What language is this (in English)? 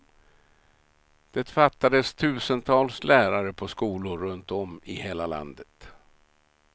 Swedish